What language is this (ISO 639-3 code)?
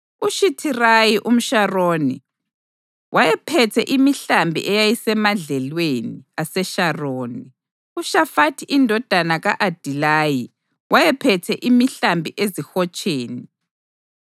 nde